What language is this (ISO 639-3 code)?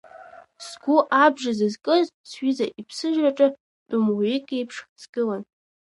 abk